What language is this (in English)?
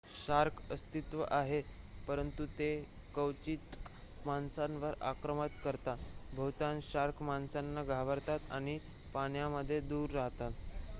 Marathi